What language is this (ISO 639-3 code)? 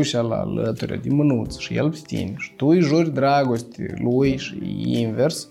ron